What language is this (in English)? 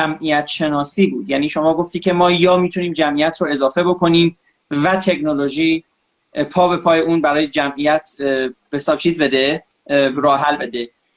Persian